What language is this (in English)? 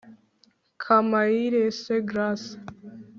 Kinyarwanda